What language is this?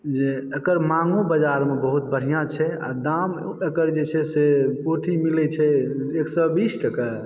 Maithili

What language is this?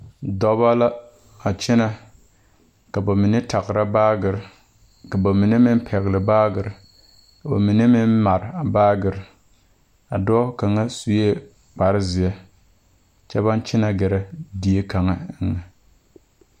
Southern Dagaare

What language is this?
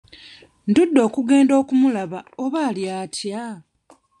Ganda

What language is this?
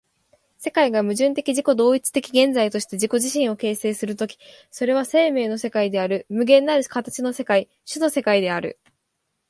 Japanese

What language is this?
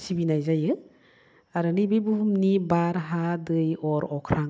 Bodo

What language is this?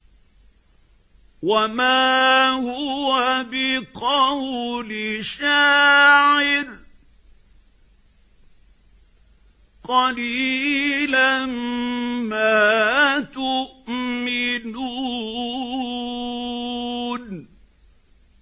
Arabic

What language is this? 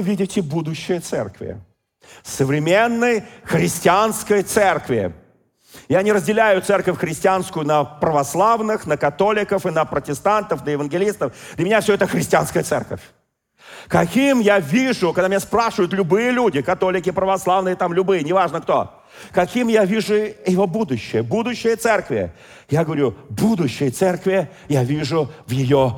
Russian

